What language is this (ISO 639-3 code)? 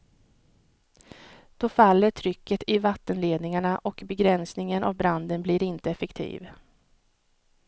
swe